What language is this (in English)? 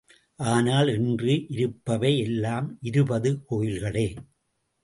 Tamil